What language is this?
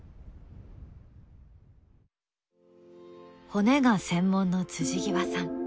Japanese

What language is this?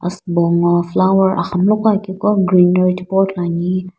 Sumi Naga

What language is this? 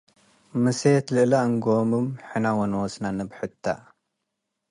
Tigre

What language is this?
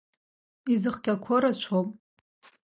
Abkhazian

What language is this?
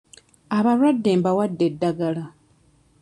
Ganda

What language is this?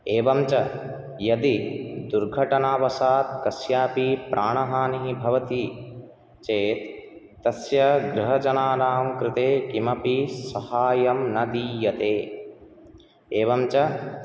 Sanskrit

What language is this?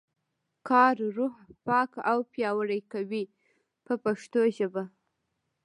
Pashto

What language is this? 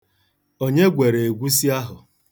Igbo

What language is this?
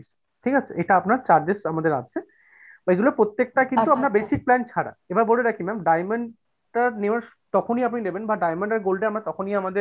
Bangla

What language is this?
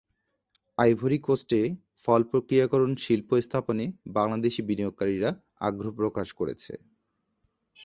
Bangla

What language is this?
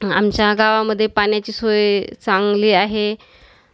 Marathi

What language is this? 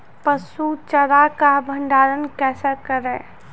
Maithili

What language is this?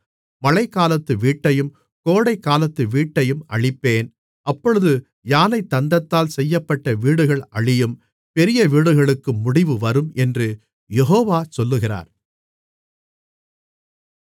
Tamil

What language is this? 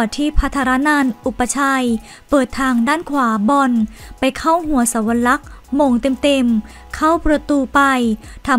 Thai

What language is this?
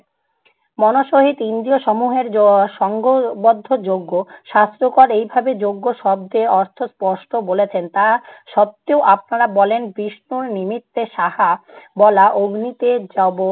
Bangla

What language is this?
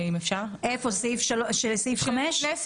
Hebrew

